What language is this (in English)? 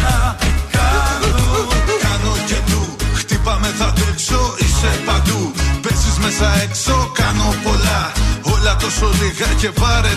Greek